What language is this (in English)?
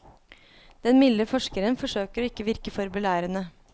Norwegian